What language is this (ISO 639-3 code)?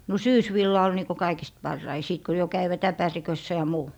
fin